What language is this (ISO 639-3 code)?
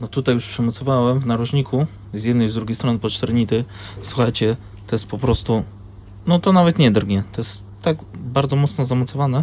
pol